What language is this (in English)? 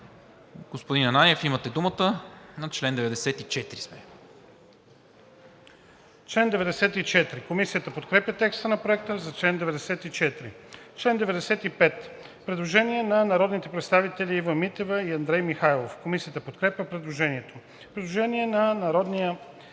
Bulgarian